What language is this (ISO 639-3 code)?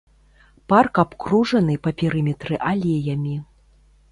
bel